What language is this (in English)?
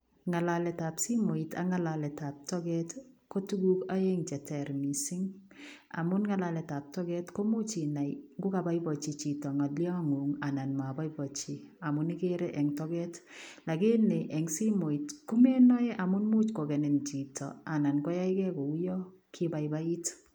Kalenjin